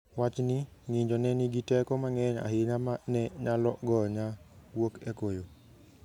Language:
Luo (Kenya and Tanzania)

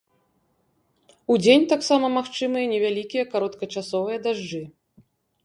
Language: Belarusian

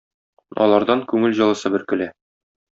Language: Tatar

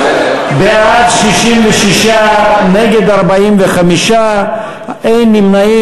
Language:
Hebrew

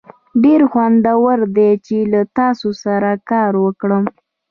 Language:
Pashto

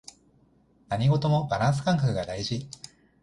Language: Japanese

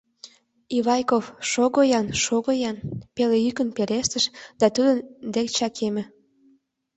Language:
Mari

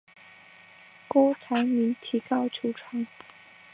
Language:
Chinese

